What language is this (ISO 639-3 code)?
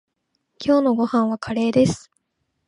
jpn